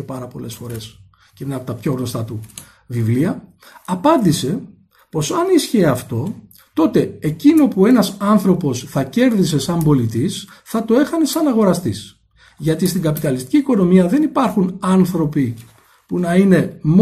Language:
Greek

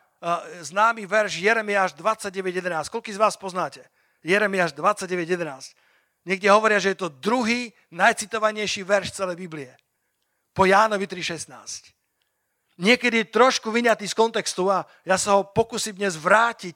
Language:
Slovak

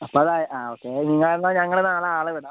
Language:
Malayalam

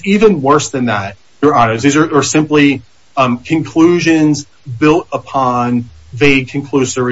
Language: English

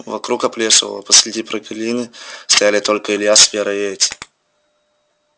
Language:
Russian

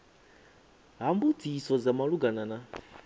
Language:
Venda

